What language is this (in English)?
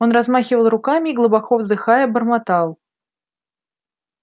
Russian